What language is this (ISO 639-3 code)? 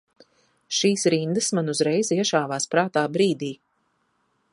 lav